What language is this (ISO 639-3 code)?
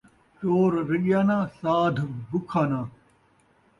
skr